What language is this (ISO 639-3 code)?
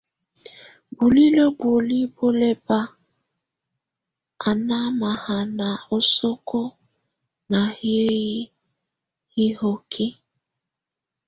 tvu